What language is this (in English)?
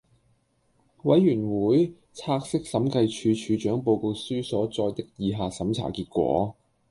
Cantonese